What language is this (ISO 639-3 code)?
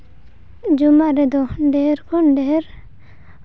sat